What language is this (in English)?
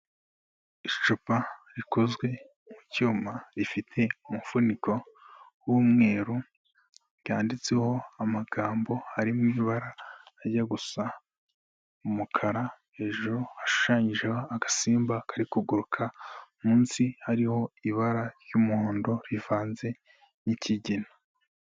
Kinyarwanda